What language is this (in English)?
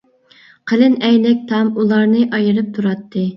Uyghur